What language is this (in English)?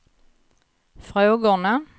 Swedish